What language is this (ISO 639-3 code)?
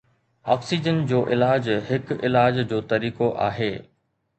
snd